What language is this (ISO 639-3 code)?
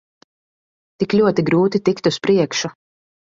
lav